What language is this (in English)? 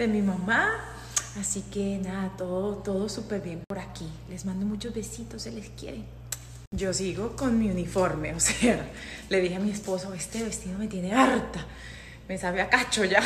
Spanish